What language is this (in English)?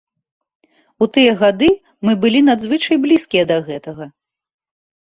Belarusian